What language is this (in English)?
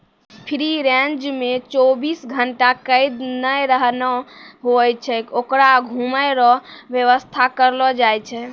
Maithili